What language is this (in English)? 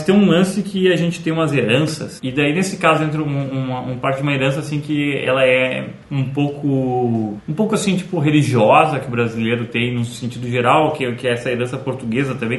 Portuguese